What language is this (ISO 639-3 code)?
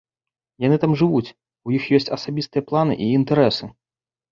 bel